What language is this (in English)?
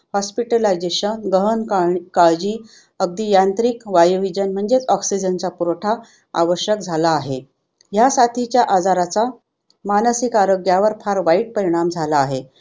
Marathi